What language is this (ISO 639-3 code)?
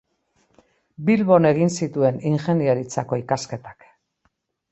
eus